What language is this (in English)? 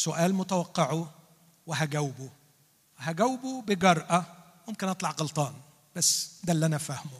Arabic